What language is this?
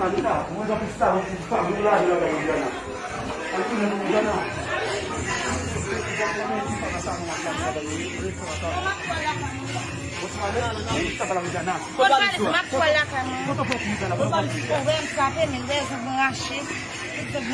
French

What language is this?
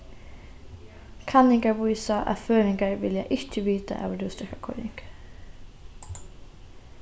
Faroese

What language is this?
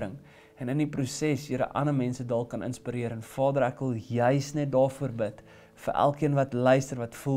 Dutch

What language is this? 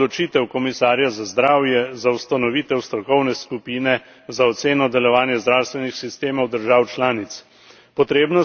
Slovenian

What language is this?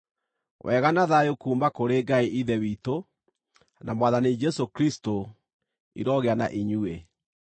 Kikuyu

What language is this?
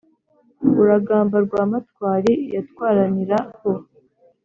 Kinyarwanda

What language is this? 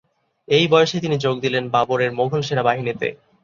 Bangla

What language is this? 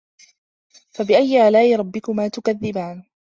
Arabic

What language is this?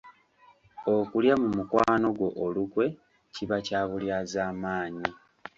Ganda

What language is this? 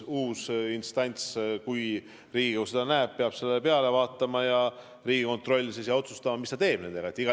Estonian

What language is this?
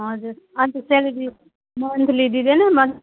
Nepali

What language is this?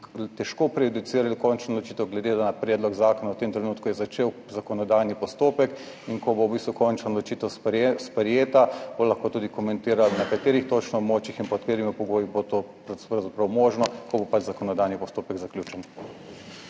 Slovenian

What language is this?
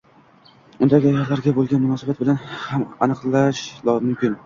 Uzbek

